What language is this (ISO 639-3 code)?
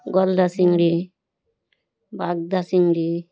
ben